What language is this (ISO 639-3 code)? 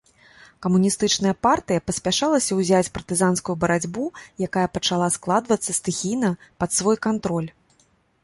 bel